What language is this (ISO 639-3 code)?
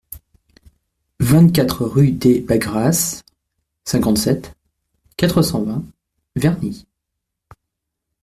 fra